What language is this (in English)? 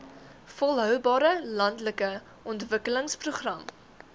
Afrikaans